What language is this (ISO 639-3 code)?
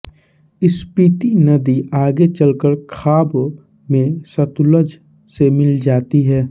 hin